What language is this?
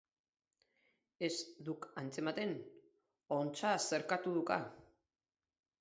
Basque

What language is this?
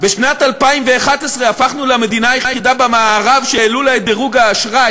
Hebrew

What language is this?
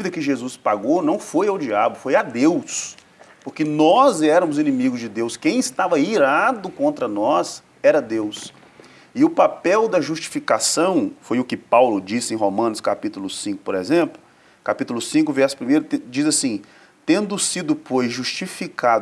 Portuguese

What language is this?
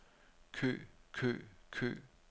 Danish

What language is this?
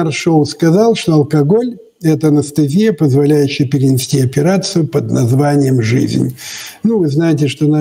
Russian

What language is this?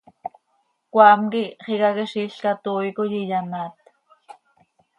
Seri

